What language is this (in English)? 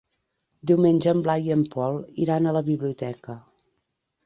Catalan